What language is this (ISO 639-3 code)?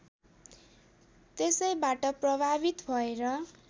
nep